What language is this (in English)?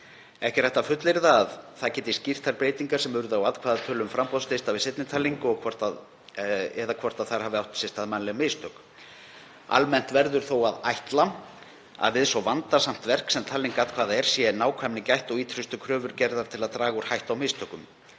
Icelandic